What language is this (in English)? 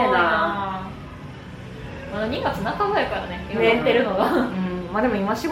Japanese